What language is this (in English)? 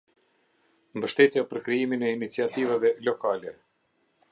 Albanian